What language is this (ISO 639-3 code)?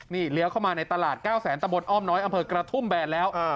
tha